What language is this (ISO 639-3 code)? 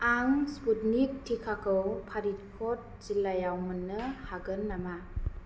brx